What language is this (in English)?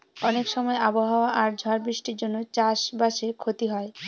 Bangla